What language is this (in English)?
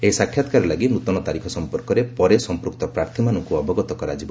Odia